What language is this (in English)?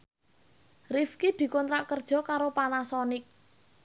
Javanese